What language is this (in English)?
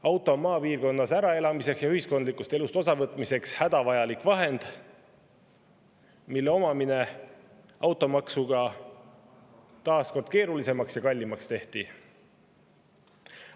Estonian